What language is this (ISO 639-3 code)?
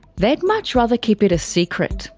eng